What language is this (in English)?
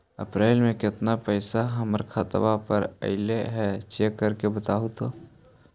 Magahi